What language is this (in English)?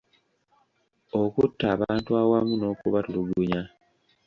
Ganda